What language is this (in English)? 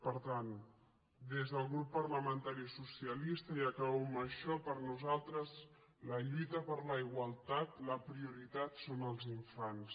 Catalan